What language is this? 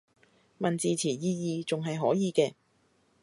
Cantonese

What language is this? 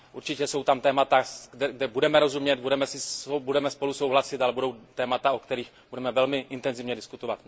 Czech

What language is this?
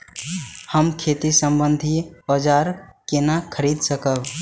Maithili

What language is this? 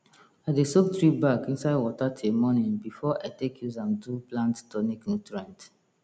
Nigerian Pidgin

